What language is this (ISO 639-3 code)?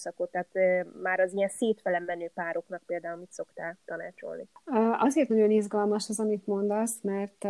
hun